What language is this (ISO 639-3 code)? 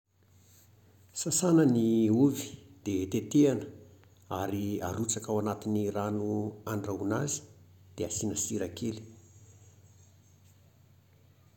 mlg